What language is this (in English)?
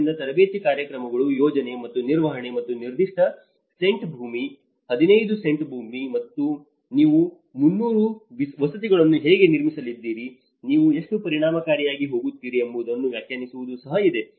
Kannada